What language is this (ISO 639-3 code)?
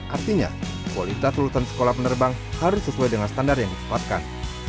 ind